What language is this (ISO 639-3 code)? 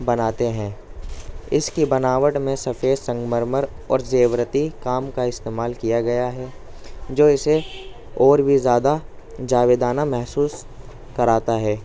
urd